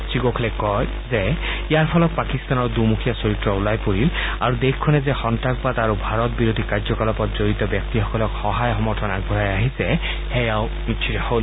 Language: Assamese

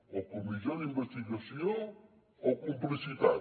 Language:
Catalan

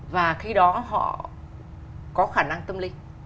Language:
Vietnamese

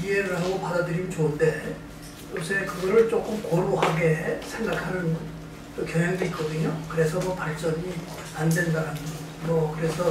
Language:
Korean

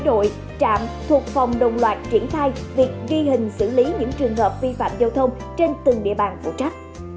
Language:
Vietnamese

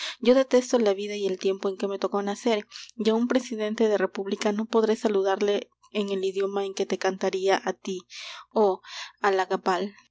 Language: Spanish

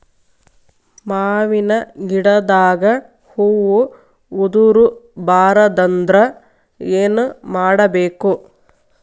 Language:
Kannada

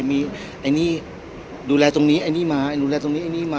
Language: Thai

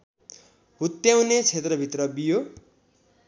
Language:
Nepali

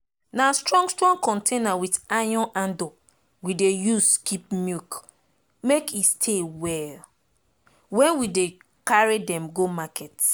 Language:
Nigerian Pidgin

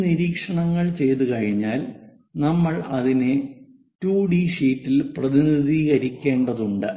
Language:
Malayalam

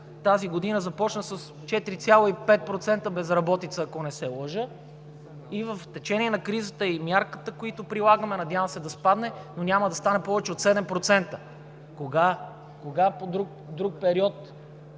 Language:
Bulgarian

